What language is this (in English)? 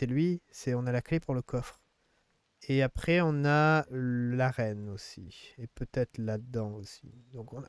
French